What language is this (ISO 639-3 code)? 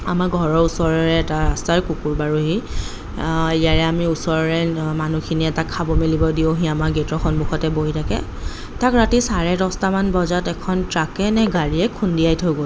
asm